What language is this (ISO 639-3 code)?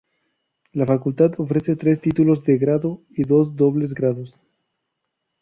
spa